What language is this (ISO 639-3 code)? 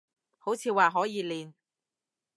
yue